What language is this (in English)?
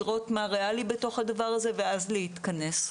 Hebrew